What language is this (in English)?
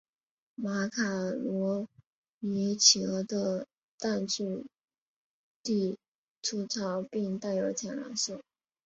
Chinese